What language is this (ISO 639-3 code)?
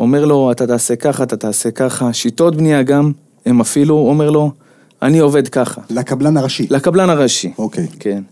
heb